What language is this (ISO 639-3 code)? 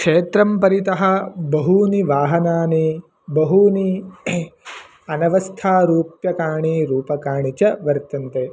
san